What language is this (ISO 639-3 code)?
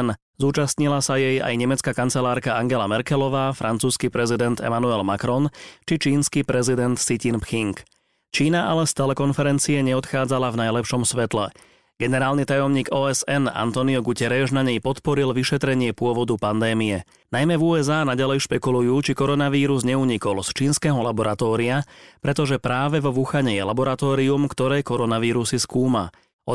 slk